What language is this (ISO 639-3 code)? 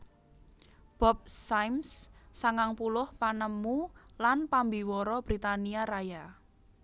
jav